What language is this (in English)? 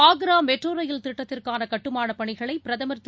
Tamil